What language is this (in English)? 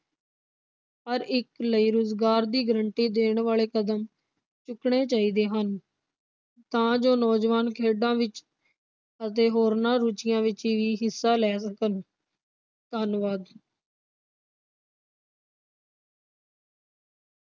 Punjabi